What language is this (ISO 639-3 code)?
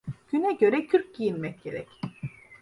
tur